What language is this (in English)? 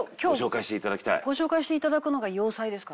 Japanese